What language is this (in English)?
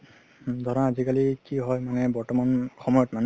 Assamese